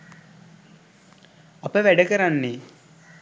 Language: Sinhala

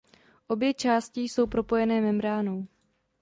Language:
Czech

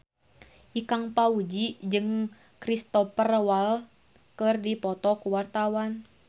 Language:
Sundanese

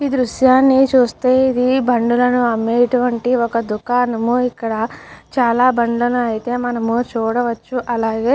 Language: Telugu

